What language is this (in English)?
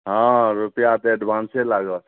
Maithili